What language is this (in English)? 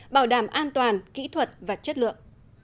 Vietnamese